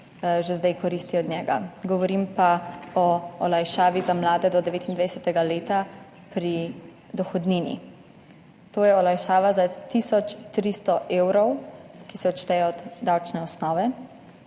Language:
Slovenian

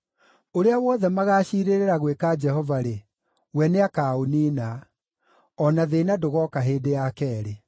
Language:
Kikuyu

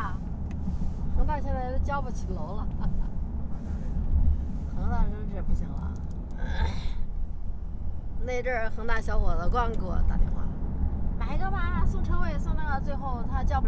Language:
Chinese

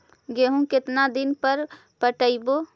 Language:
Magahi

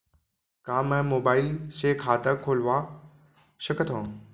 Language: Chhattisgarhi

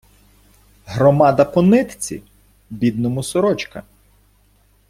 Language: Ukrainian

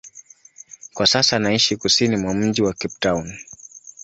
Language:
Swahili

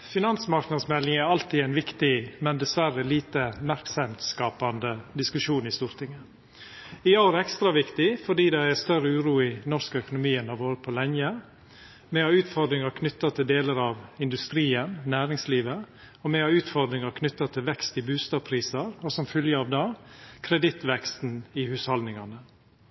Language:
Norwegian Nynorsk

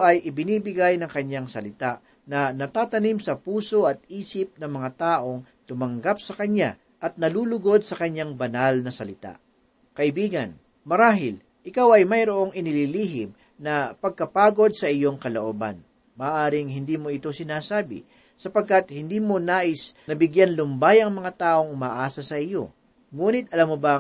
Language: Filipino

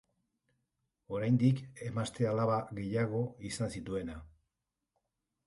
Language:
Basque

